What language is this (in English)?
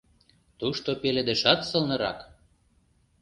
Mari